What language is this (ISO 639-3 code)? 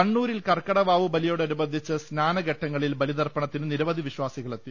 mal